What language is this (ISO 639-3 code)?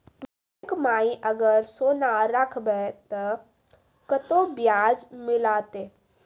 mai